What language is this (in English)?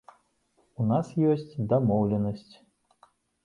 Belarusian